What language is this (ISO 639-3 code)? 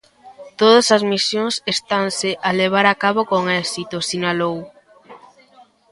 glg